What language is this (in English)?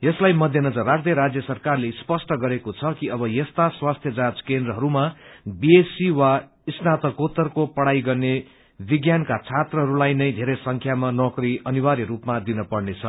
Nepali